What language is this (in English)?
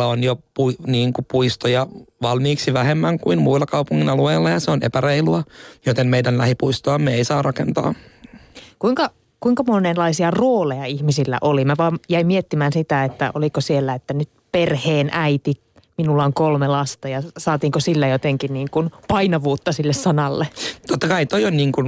Finnish